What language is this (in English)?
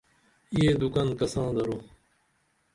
Dameli